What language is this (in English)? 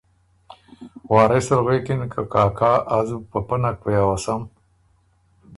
Ormuri